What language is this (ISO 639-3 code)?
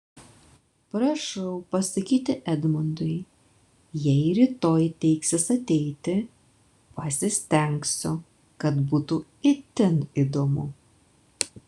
lit